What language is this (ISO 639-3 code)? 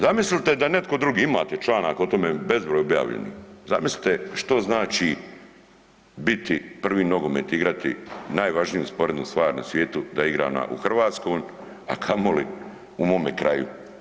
hrv